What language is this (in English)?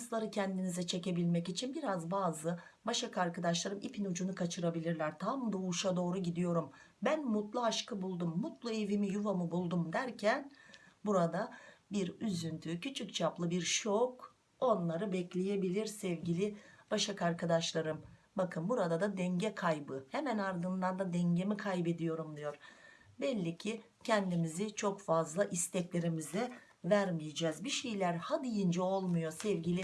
Turkish